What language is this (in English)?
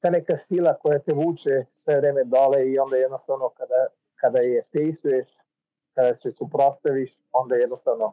Croatian